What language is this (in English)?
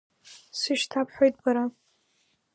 Abkhazian